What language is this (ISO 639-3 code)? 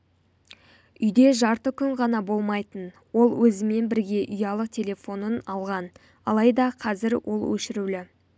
kaz